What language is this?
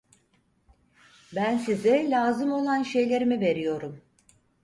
Turkish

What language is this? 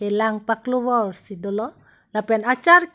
Karbi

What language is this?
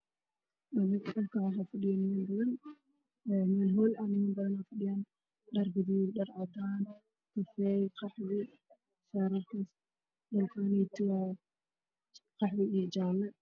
Somali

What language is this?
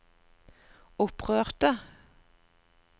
Norwegian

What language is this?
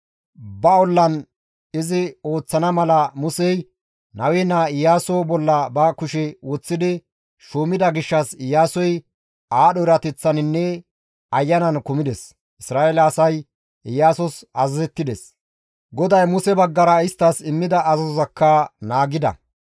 Gamo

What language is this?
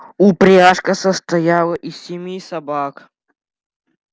Russian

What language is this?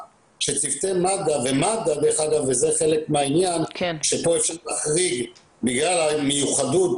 Hebrew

